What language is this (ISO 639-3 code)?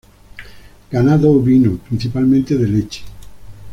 spa